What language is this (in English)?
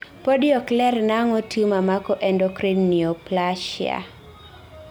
Luo (Kenya and Tanzania)